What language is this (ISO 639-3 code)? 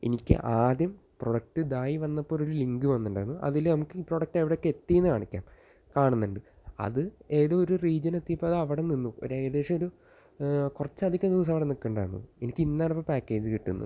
mal